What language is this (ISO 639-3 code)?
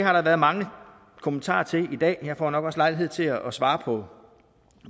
dan